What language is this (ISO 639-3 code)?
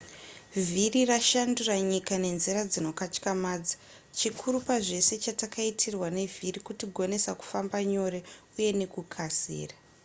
sna